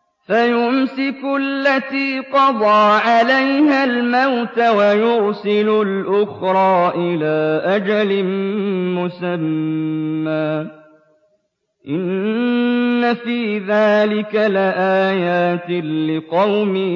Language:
Arabic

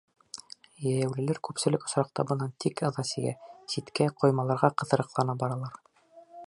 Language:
Bashkir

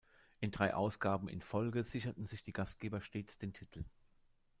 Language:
German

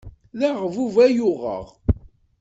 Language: Kabyle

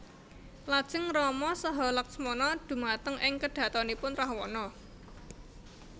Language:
Javanese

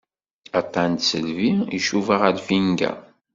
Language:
Kabyle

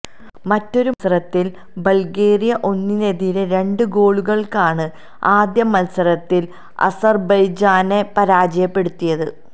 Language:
Malayalam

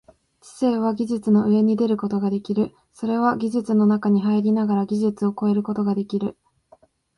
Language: Japanese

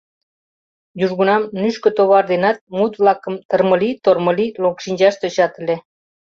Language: Mari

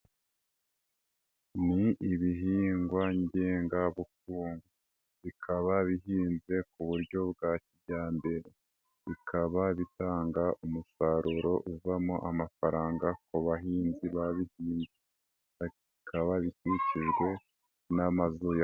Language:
Kinyarwanda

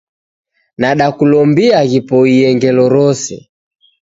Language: Taita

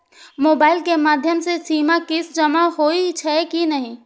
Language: Maithili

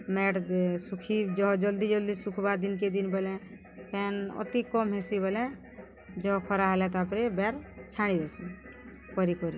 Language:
Odia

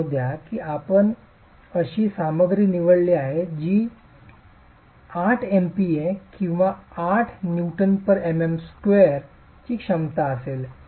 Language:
Marathi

